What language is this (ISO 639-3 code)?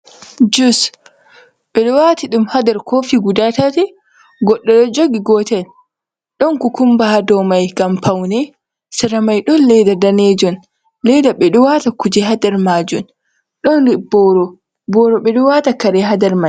ful